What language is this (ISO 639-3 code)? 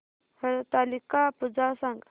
mar